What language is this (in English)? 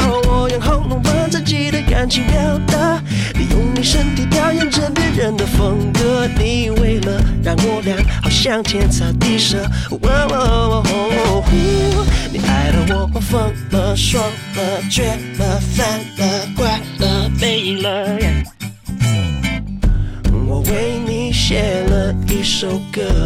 Chinese